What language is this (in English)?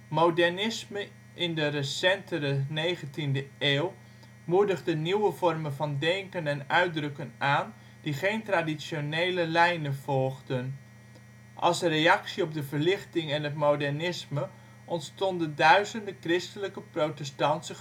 Dutch